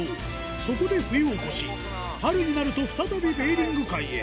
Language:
Japanese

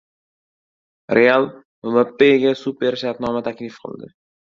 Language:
Uzbek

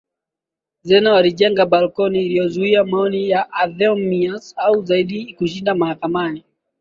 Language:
Swahili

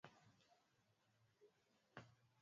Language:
Swahili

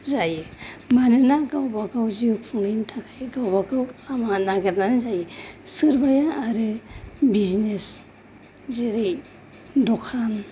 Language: Bodo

